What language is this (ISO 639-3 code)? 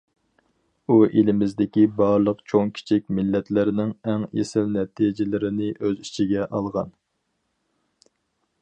uig